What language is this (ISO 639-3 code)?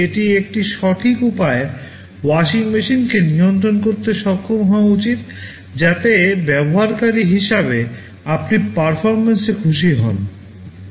ben